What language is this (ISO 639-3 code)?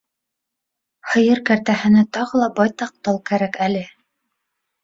bak